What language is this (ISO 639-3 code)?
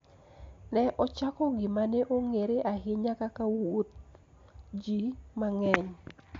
luo